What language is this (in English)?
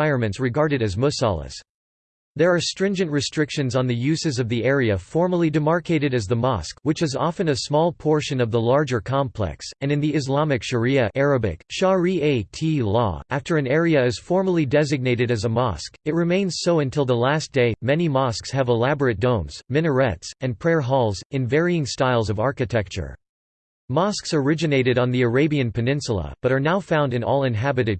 English